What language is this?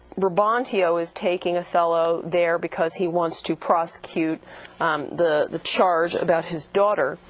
English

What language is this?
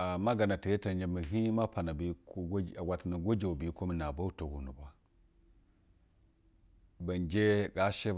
Basa (Nigeria)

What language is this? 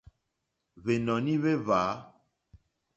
Mokpwe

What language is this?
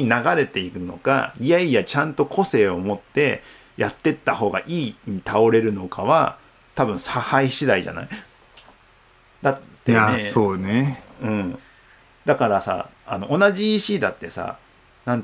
Japanese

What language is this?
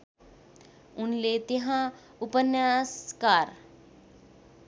Nepali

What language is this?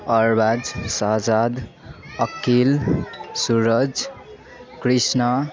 Nepali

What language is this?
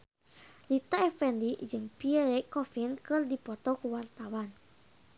Sundanese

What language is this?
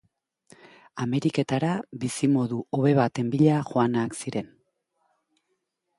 Basque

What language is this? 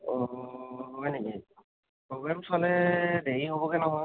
Assamese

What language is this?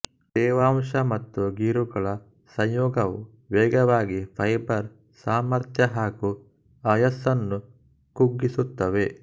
Kannada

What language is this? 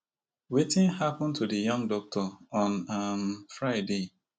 Nigerian Pidgin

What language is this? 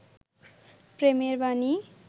Bangla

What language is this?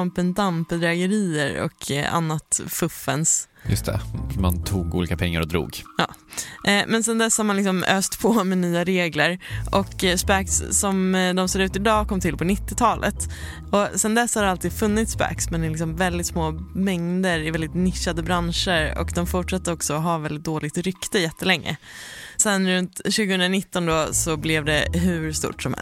Swedish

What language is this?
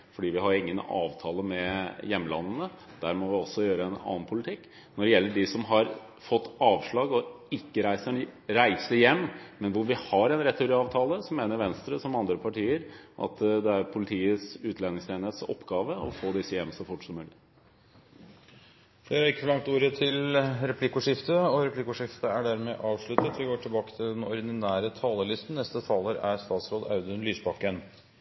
Norwegian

